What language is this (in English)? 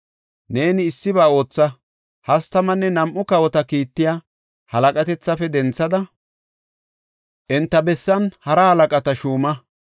Gofa